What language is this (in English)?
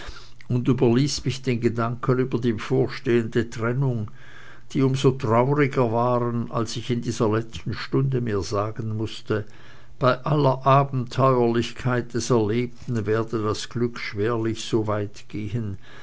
German